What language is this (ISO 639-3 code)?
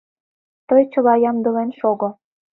chm